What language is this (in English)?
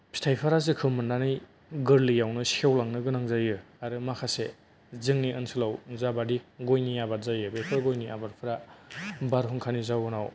Bodo